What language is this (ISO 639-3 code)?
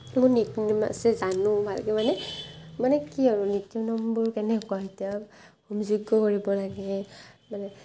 asm